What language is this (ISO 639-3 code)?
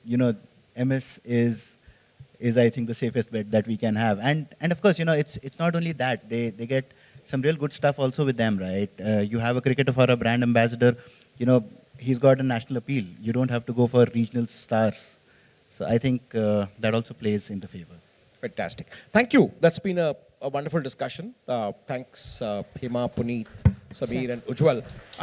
eng